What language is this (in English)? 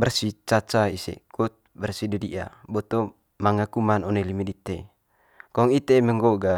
Manggarai